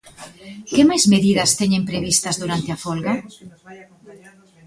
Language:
Galician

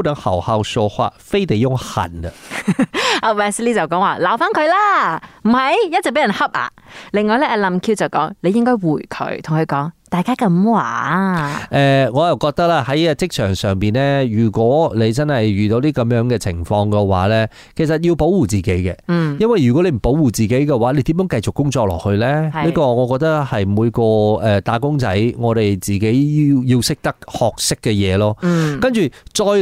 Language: Chinese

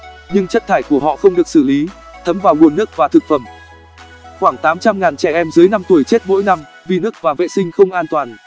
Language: Vietnamese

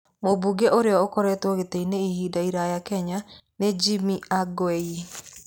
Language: Kikuyu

